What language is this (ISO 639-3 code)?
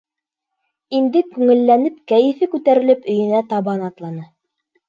bak